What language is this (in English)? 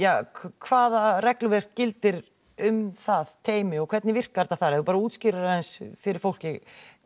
Icelandic